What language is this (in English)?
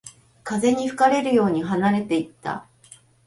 Japanese